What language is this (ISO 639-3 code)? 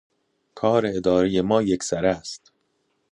fas